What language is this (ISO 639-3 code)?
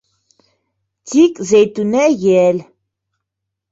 bak